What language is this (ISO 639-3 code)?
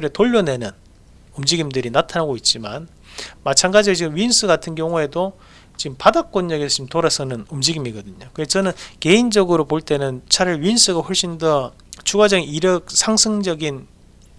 kor